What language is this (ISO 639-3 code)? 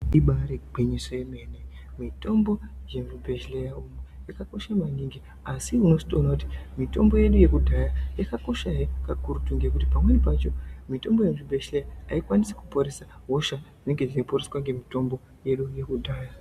ndc